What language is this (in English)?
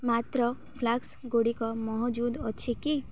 Odia